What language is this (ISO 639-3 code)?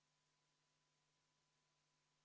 est